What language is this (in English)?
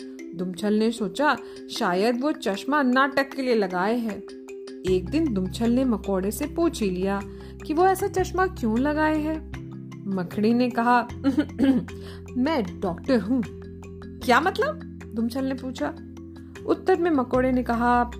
Hindi